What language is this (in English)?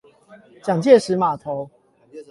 Chinese